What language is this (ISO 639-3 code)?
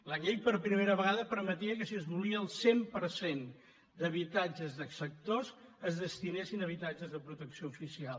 cat